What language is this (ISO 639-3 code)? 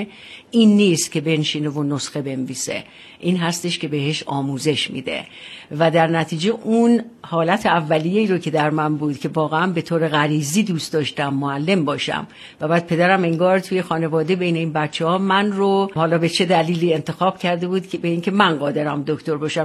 fas